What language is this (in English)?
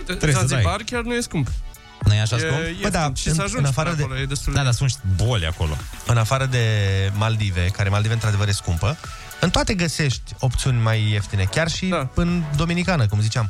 Romanian